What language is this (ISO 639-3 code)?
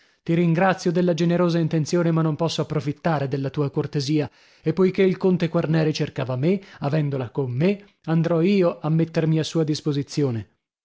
ita